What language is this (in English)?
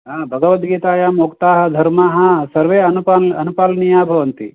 Sanskrit